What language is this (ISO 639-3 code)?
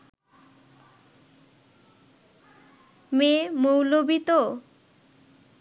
ben